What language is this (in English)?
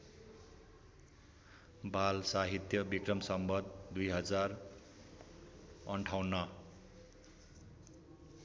Nepali